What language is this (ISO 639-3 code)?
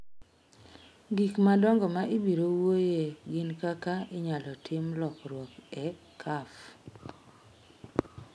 luo